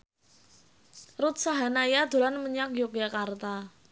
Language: Javanese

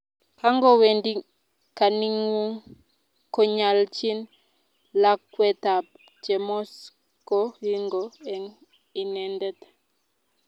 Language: Kalenjin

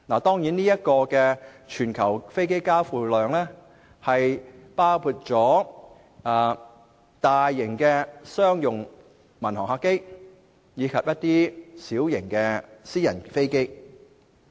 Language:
Cantonese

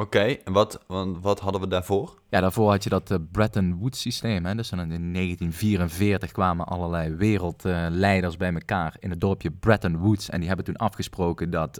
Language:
Dutch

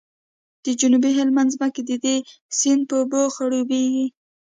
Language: Pashto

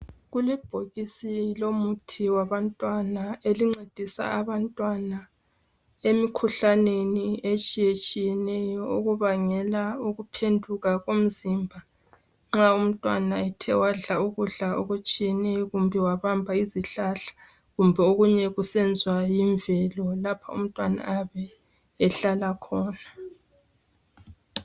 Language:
North Ndebele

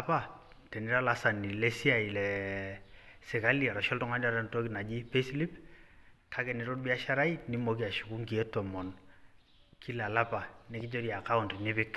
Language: Masai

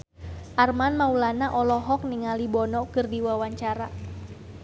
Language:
Sundanese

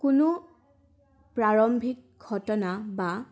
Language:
Assamese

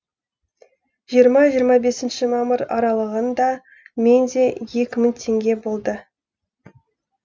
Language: Kazakh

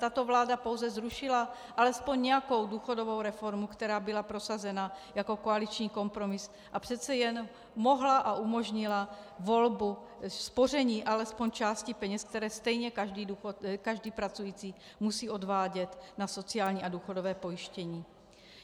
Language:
Czech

